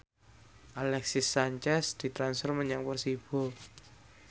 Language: Javanese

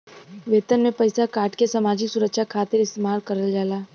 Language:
Bhojpuri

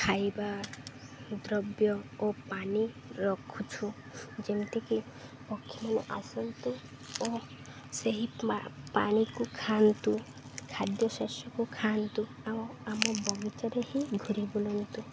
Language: Odia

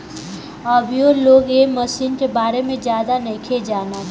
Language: Bhojpuri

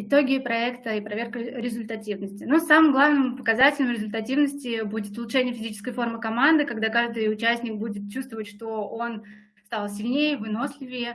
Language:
Russian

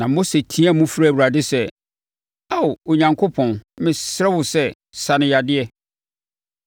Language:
Akan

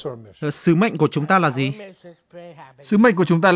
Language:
Vietnamese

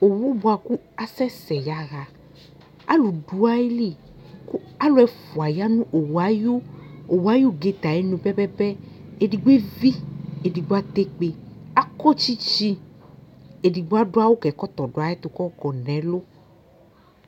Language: Ikposo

